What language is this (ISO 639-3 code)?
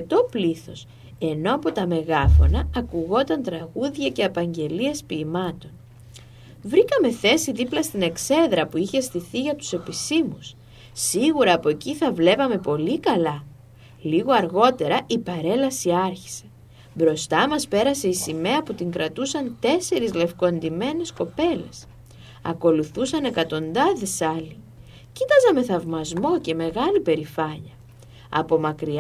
ell